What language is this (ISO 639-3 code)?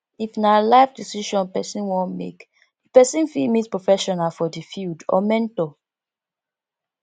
pcm